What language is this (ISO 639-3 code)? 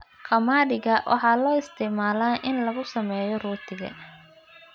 som